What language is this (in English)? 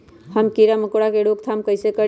Magahi